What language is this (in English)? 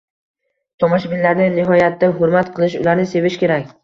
Uzbek